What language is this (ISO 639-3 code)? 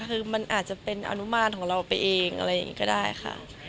tha